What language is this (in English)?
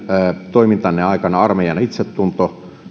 Finnish